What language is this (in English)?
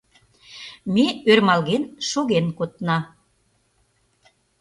Mari